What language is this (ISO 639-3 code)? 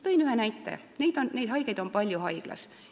est